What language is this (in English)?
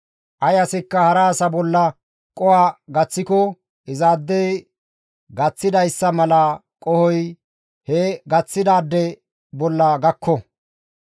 Gamo